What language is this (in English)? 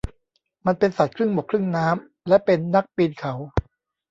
Thai